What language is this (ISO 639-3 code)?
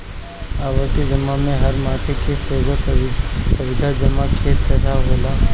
bho